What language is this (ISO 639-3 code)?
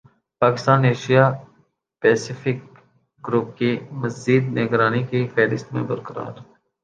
urd